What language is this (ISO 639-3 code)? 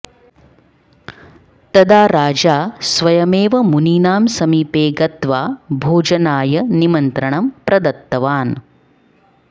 san